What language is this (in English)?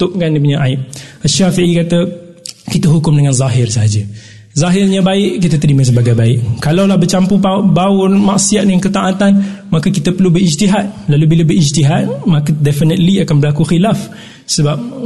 Malay